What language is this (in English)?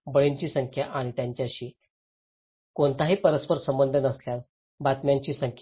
Marathi